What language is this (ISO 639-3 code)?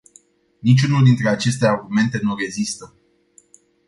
ron